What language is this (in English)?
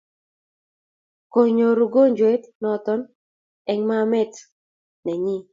Kalenjin